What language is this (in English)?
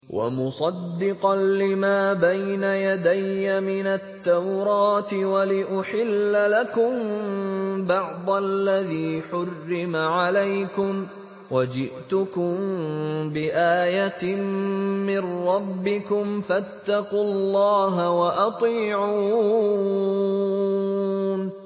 Arabic